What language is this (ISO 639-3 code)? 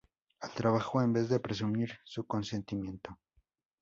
spa